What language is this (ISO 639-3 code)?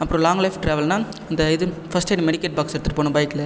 tam